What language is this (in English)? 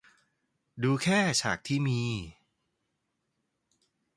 Thai